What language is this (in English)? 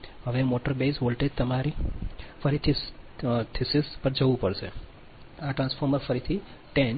Gujarati